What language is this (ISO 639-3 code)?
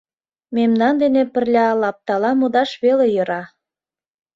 chm